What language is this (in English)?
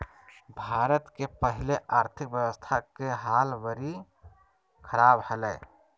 Magahi